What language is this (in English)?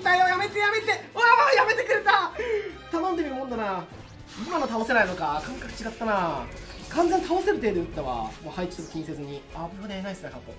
Japanese